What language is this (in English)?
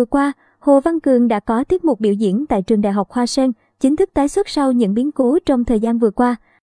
Vietnamese